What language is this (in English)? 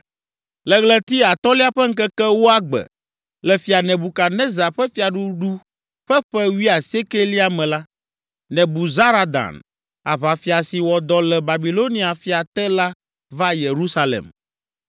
Ewe